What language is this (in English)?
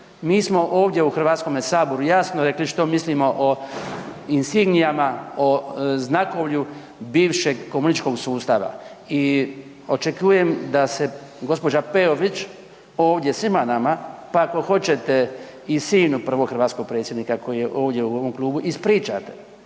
Croatian